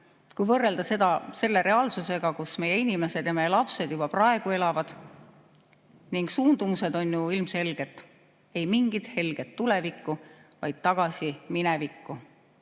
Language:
Estonian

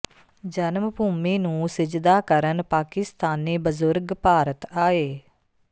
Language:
Punjabi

